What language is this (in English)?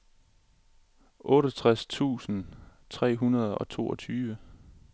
Danish